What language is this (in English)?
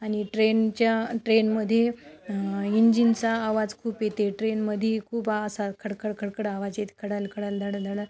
Marathi